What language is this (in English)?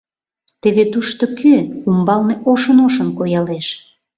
Mari